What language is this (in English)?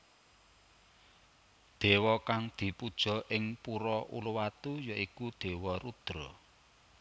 Javanese